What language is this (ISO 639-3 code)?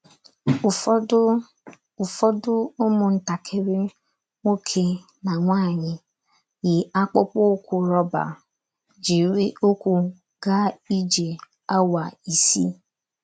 ibo